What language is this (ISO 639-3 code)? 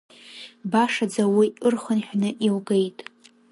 abk